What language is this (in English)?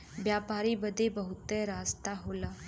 Bhojpuri